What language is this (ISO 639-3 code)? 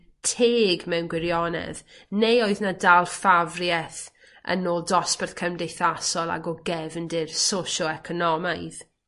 cym